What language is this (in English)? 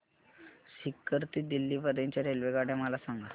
Marathi